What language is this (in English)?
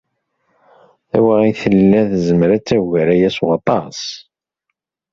Kabyle